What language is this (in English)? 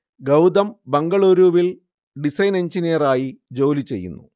Malayalam